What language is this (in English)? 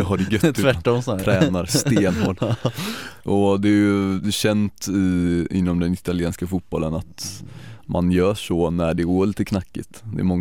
Swedish